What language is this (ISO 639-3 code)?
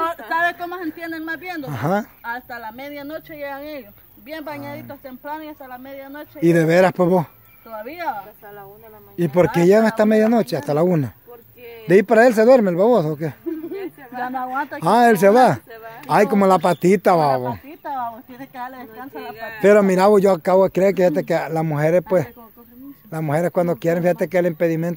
spa